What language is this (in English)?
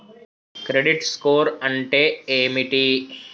Telugu